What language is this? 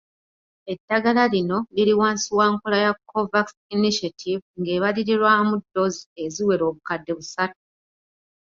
Ganda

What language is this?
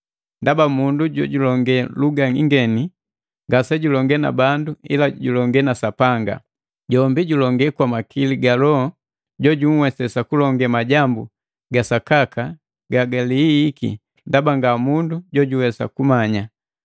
Matengo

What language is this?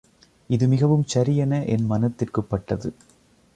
Tamil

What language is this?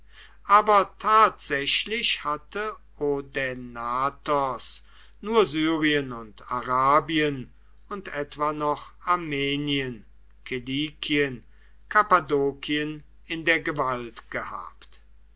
German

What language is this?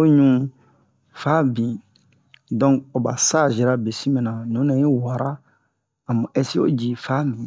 Bomu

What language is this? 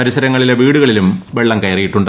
Malayalam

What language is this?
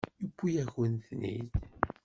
Kabyle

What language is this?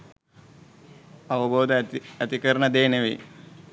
Sinhala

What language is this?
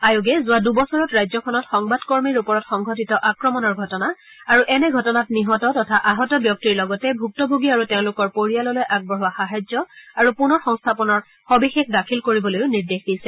Assamese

